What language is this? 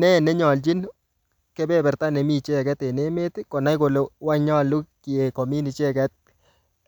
Kalenjin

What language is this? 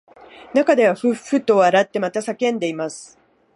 Japanese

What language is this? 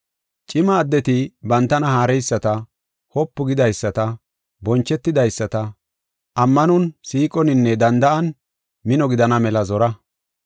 Gofa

